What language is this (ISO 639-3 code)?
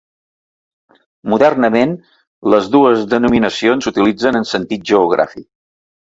cat